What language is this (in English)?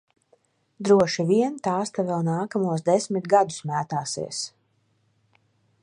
Latvian